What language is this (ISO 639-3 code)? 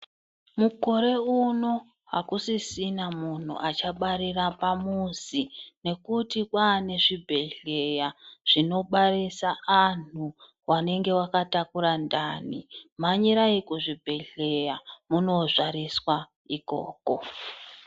ndc